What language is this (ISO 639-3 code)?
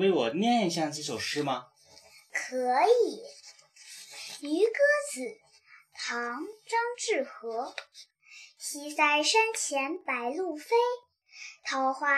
zho